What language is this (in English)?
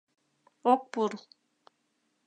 Mari